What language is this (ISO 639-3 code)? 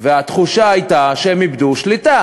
heb